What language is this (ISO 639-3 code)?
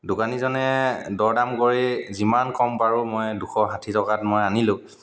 asm